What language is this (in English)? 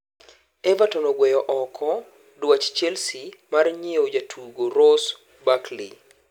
Luo (Kenya and Tanzania)